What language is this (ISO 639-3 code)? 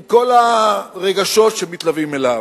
heb